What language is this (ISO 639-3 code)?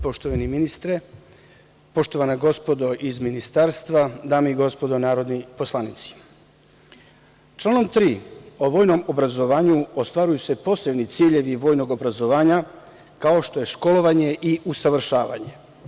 srp